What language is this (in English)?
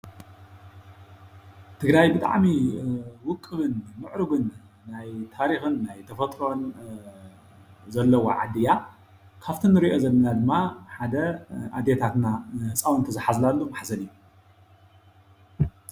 Tigrinya